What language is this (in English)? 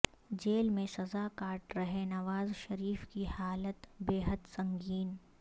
Urdu